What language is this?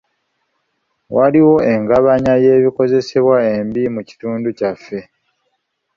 Ganda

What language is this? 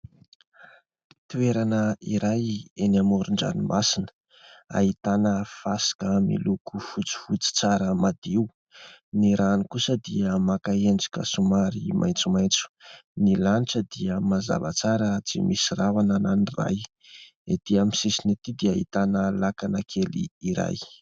Malagasy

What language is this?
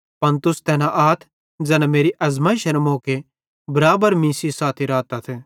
Bhadrawahi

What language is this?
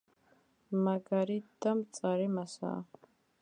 Georgian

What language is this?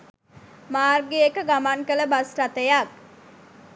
Sinhala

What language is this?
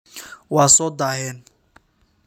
Somali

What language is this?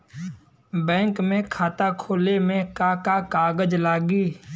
Bhojpuri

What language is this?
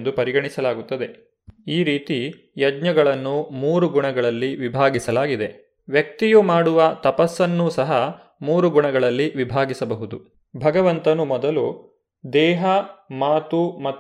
Kannada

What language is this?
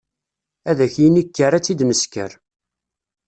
Kabyle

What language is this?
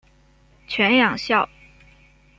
Chinese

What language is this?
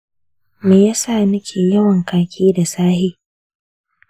Hausa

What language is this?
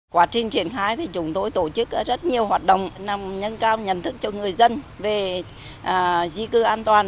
Vietnamese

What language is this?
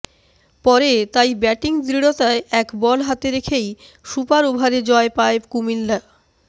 Bangla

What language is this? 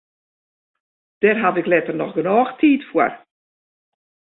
Western Frisian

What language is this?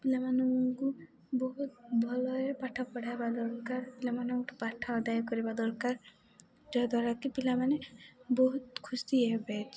Odia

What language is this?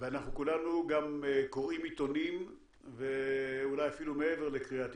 Hebrew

